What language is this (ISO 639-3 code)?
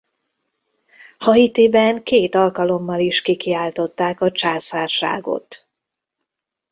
hun